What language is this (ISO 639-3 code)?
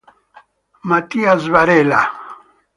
ita